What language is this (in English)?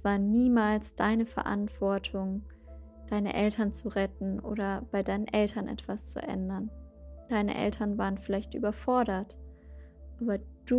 German